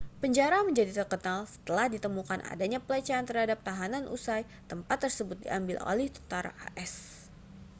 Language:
Indonesian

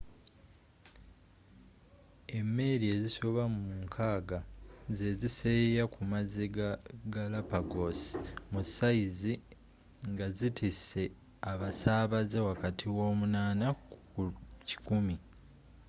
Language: Ganda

